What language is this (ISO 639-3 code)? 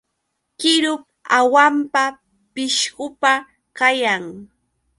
qux